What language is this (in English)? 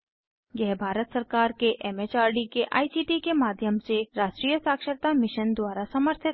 Hindi